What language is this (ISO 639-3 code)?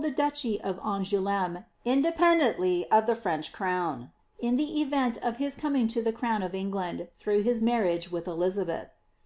eng